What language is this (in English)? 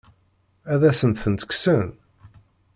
Kabyle